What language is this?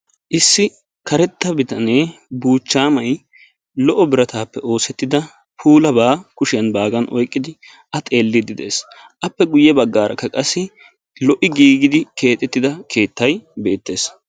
Wolaytta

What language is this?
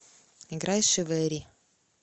Russian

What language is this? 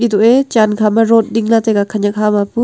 Wancho Naga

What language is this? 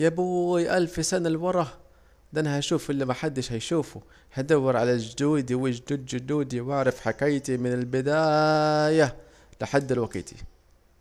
Saidi Arabic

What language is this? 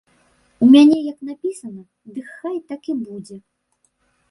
Belarusian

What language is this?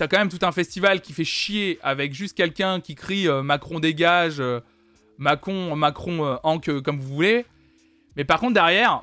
French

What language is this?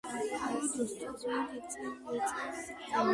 Georgian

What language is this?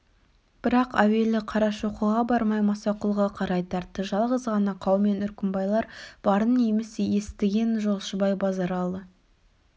Kazakh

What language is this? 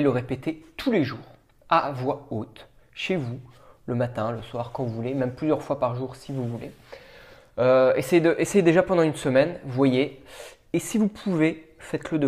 French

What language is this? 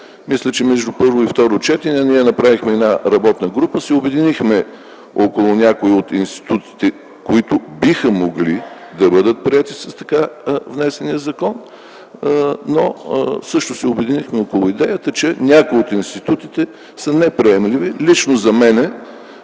Bulgarian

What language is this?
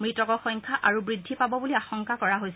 Assamese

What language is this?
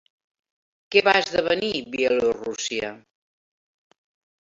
Catalan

